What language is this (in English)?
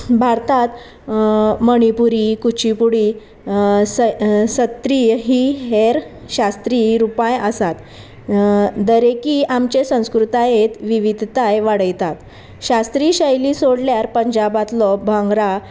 Konkani